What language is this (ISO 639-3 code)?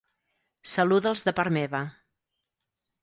cat